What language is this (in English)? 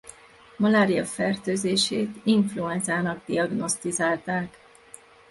Hungarian